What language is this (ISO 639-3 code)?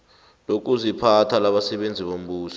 nbl